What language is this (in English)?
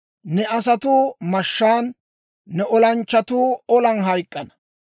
Dawro